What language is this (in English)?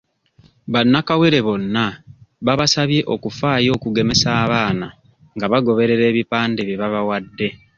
Ganda